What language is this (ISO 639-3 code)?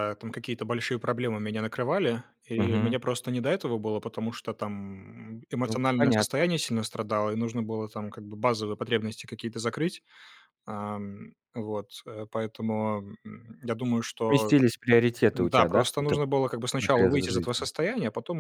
rus